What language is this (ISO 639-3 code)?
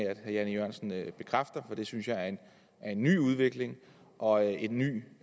dan